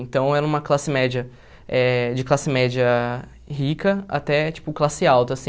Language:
Portuguese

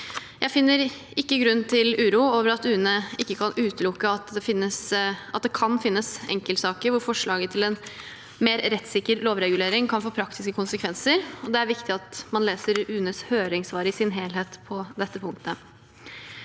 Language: Norwegian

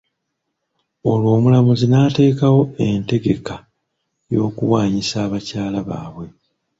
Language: Ganda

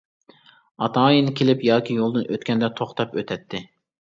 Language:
Uyghur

